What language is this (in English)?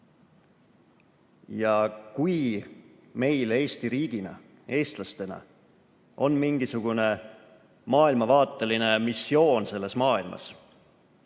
Estonian